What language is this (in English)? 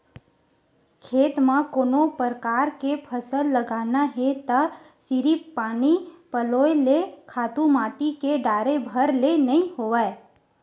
Chhattisgarhi